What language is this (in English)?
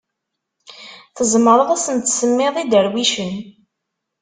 Kabyle